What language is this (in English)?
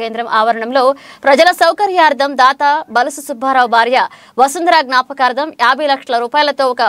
Telugu